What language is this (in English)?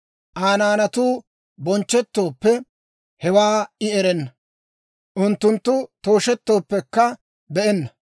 Dawro